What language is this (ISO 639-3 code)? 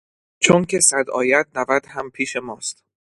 fas